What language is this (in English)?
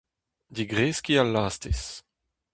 Breton